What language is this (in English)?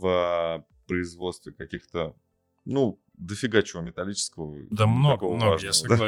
Russian